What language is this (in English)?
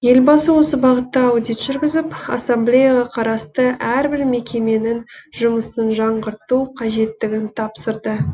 Kazakh